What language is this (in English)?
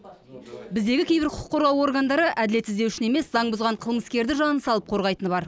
Kazakh